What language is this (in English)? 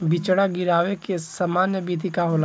Bhojpuri